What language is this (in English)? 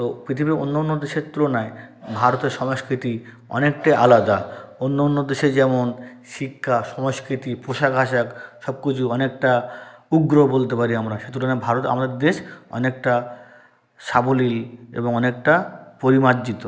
Bangla